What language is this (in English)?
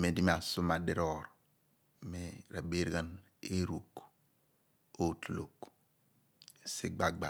Abua